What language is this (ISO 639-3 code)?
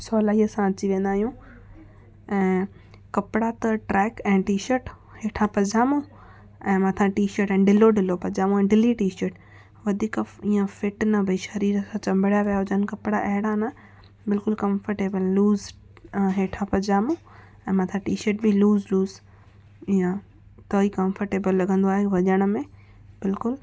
snd